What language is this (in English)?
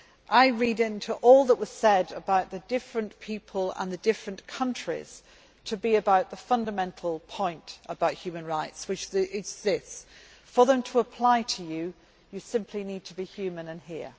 English